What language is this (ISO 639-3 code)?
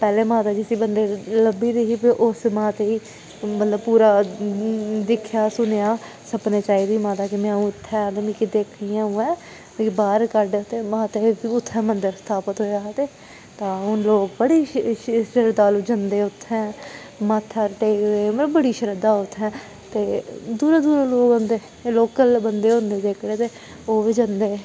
doi